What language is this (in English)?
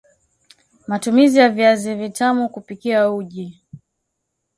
Swahili